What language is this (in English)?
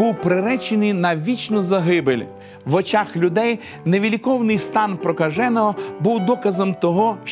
Ukrainian